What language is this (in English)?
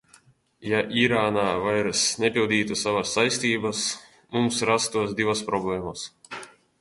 Latvian